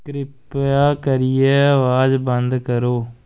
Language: Dogri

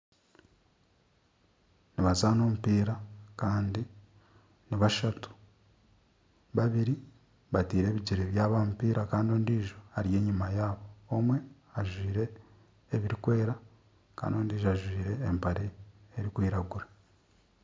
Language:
Nyankole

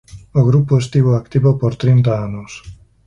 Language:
Galician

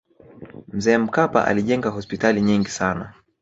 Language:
Swahili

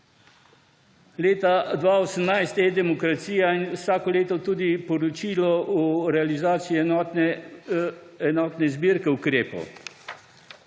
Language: Slovenian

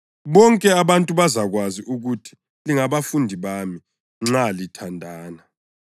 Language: North Ndebele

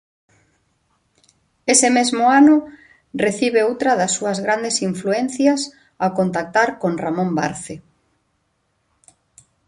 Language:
Galician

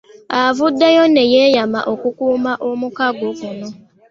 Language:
Ganda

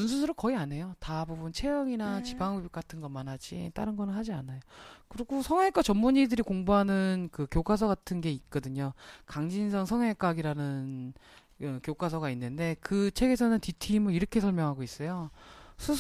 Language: Korean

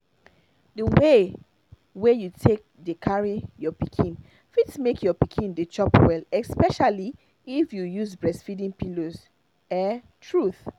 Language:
Nigerian Pidgin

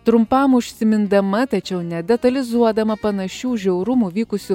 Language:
Lithuanian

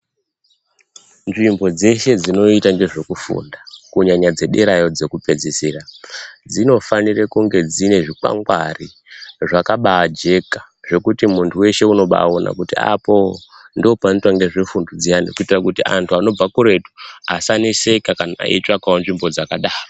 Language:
Ndau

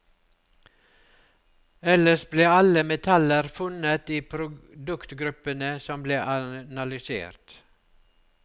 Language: Norwegian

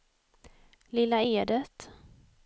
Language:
Swedish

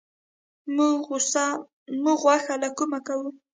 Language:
Pashto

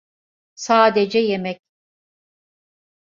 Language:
Turkish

